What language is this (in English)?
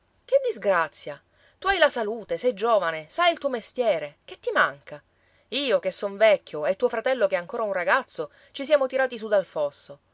Italian